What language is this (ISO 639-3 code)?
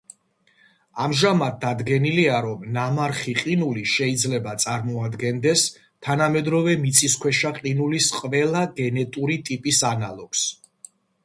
kat